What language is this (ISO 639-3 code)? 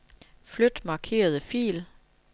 dan